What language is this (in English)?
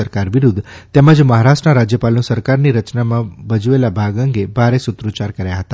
Gujarati